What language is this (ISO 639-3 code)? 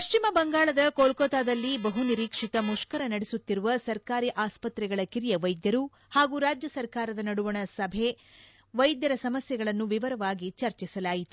kan